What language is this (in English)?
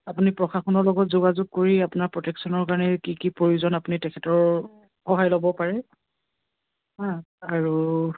Assamese